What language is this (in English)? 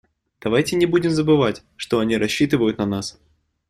Russian